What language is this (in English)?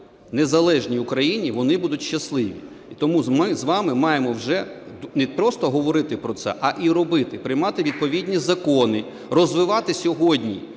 Ukrainian